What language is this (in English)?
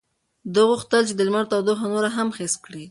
Pashto